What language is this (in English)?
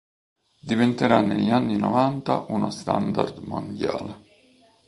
Italian